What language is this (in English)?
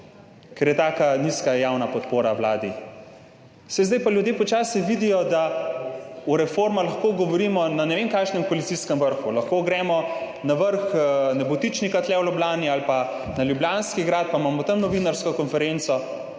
Slovenian